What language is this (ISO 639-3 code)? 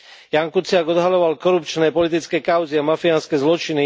slk